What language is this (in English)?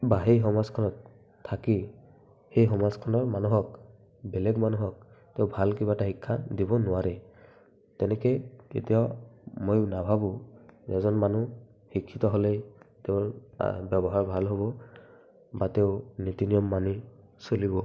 Assamese